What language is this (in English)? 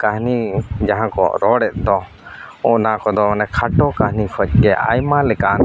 Santali